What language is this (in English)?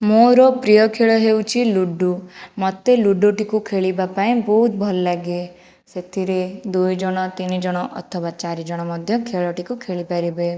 Odia